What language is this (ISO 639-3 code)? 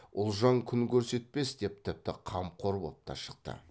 kaz